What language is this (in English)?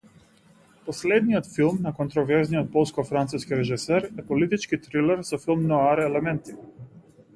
Macedonian